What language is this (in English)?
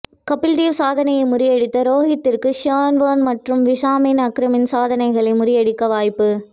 Tamil